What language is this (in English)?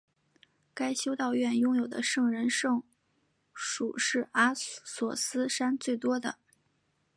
Chinese